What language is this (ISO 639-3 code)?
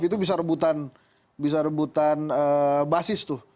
ind